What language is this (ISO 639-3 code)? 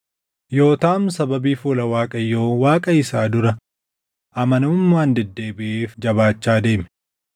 orm